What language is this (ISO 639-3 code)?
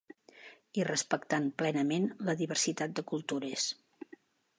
cat